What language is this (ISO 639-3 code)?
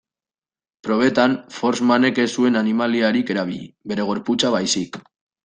eus